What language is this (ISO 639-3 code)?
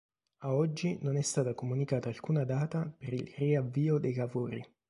ita